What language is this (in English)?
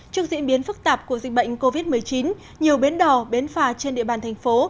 Vietnamese